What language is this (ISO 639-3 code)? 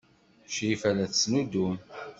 kab